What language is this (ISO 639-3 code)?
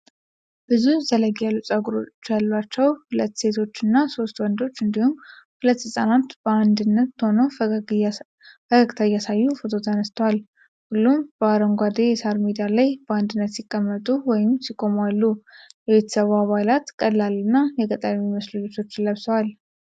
amh